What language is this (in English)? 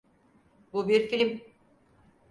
Turkish